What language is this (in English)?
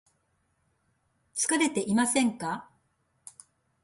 Japanese